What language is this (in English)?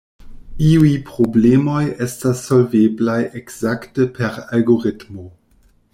Esperanto